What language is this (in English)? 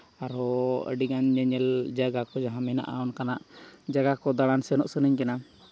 Santali